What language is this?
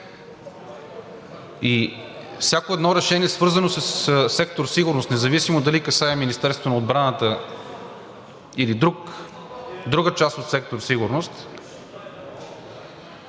Bulgarian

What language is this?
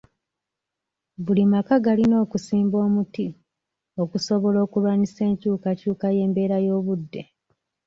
Ganda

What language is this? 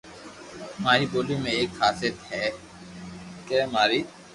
Loarki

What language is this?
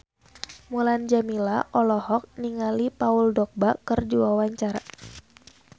Sundanese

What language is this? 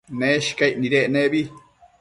Matsés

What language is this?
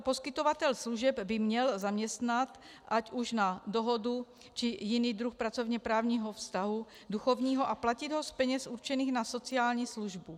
Czech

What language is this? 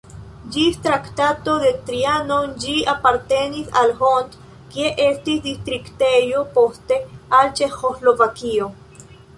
Esperanto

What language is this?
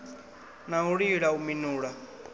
Venda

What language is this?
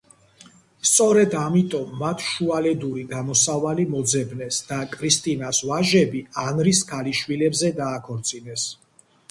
Georgian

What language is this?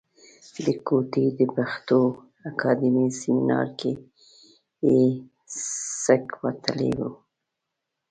Pashto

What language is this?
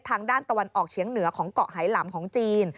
Thai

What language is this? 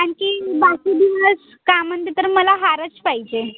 Marathi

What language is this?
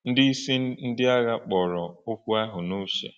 Igbo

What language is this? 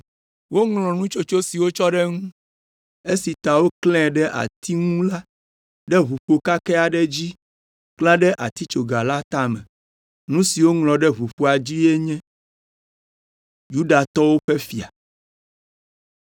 Ewe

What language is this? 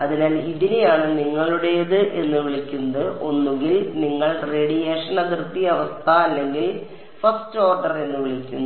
Malayalam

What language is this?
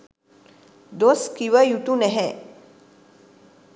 Sinhala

